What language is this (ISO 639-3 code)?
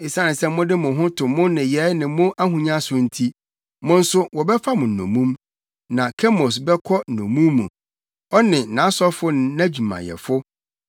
aka